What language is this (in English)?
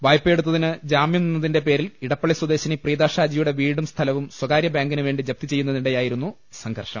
Malayalam